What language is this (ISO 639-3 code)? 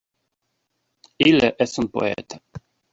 ina